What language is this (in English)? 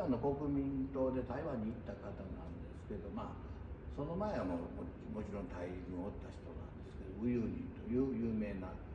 Japanese